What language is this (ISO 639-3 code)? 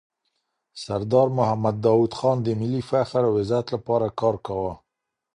pus